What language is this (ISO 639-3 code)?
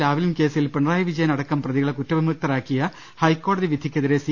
mal